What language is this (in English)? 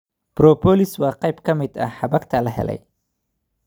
Somali